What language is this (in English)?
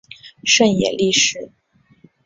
Chinese